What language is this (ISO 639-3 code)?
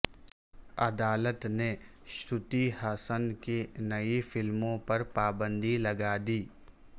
urd